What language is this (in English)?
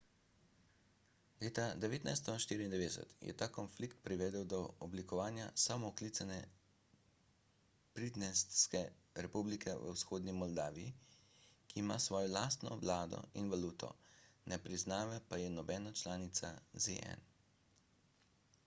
Slovenian